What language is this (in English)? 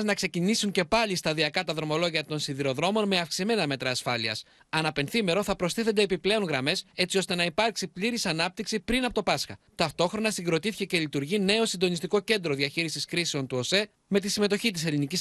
Greek